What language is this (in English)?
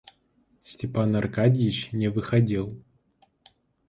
Russian